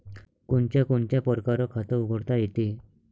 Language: Marathi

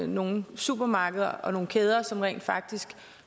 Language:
Danish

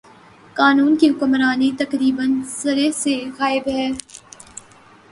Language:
Urdu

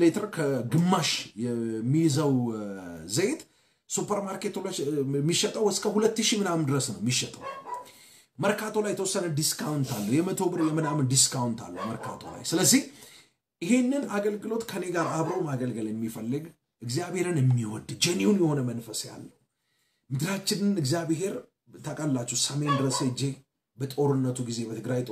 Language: Arabic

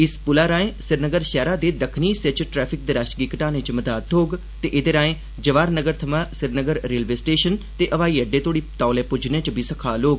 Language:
Dogri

